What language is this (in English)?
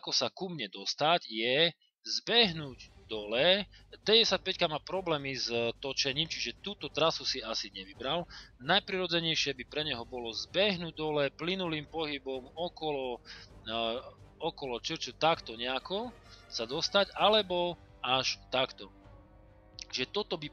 Slovak